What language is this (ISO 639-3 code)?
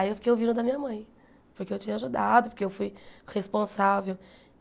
por